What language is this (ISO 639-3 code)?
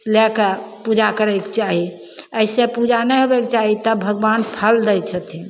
mai